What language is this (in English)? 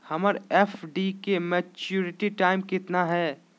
Magahi